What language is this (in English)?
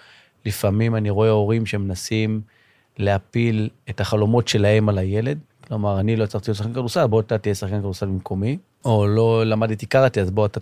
Hebrew